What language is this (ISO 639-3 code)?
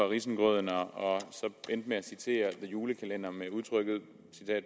dan